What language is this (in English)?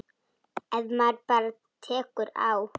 Icelandic